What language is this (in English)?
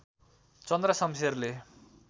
Nepali